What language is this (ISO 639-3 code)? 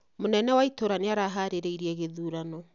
kik